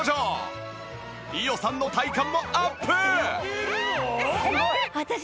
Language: Japanese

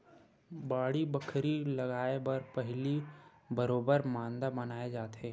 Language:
Chhattisgarhi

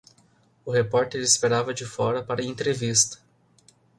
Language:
Portuguese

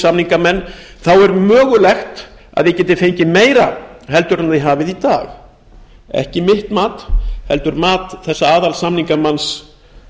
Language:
Icelandic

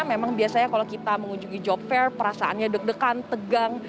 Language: Indonesian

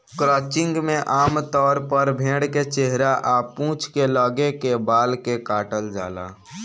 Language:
Bhojpuri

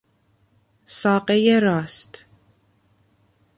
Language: Persian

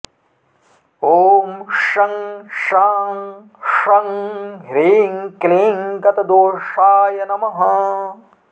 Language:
Sanskrit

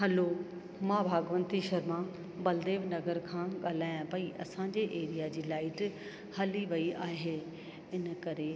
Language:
Sindhi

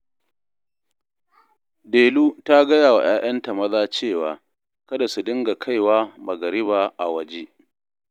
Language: Hausa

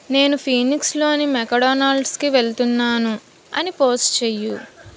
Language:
Telugu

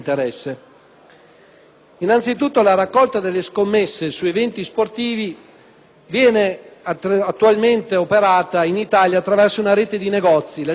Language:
Italian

